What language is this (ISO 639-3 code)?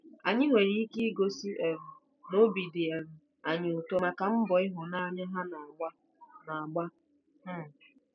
ibo